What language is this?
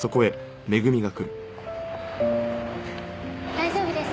Japanese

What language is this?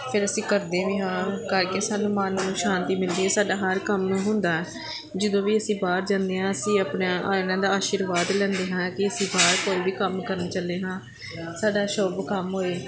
Punjabi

